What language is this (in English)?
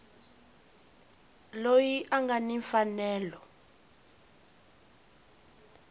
Tsonga